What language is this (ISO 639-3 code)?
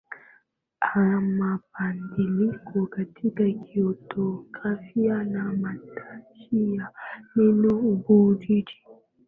swa